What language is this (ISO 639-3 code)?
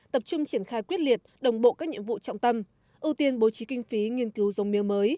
vie